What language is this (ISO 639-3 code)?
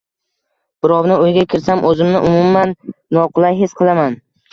uzb